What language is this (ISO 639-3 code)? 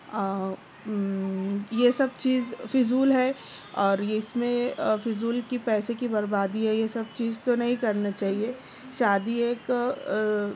urd